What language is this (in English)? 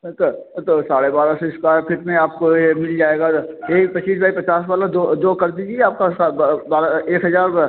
Hindi